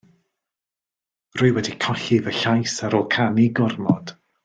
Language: Welsh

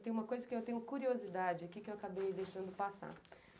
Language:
Portuguese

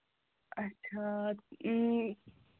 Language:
Kashmiri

